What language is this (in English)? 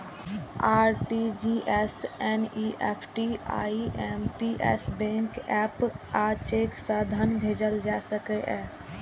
Maithili